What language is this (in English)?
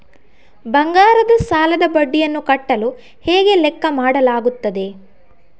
Kannada